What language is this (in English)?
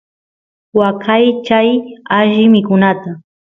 Santiago del Estero Quichua